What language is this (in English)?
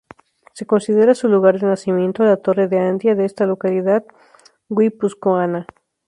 Spanish